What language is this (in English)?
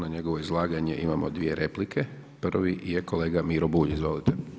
Croatian